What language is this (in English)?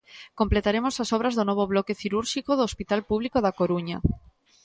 Galician